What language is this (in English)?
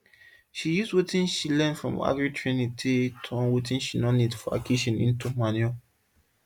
Nigerian Pidgin